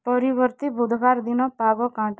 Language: Odia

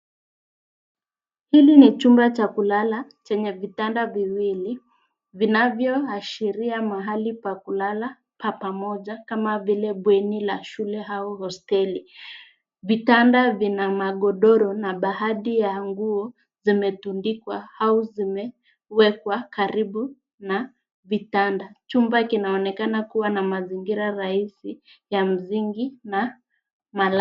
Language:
Swahili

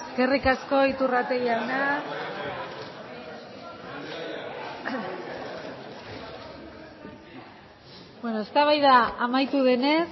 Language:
Basque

